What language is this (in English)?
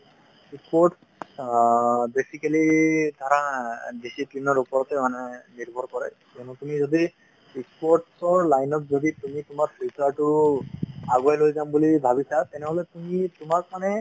Assamese